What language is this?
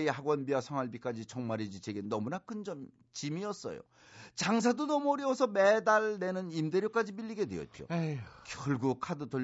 Korean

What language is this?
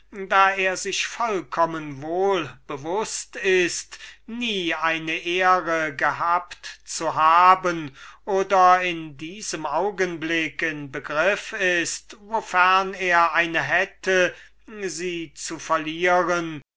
German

